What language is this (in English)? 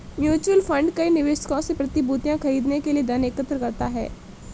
Hindi